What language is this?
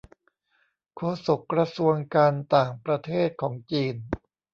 Thai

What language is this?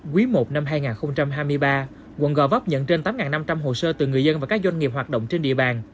Vietnamese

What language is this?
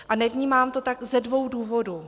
Czech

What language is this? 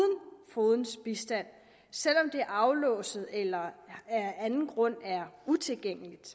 Danish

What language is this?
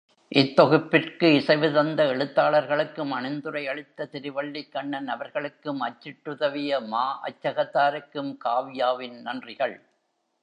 Tamil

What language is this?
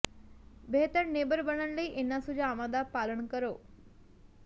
Punjabi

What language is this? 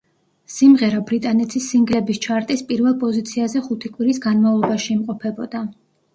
Georgian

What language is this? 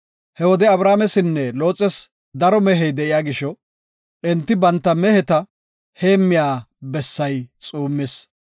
Gofa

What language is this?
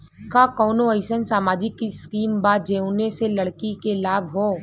Bhojpuri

